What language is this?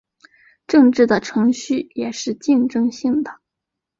Chinese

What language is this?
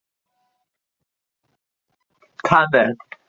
Chinese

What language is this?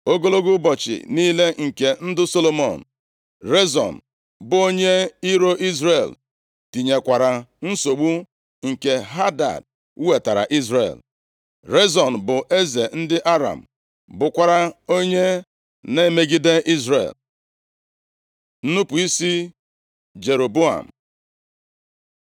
Igbo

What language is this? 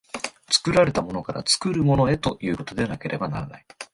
Japanese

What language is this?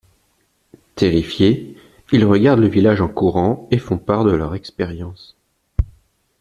French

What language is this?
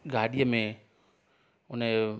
Sindhi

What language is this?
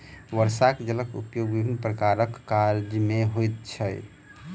Maithili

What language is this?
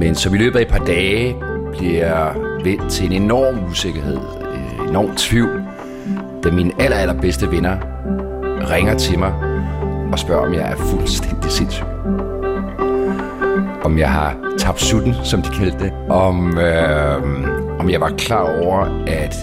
Danish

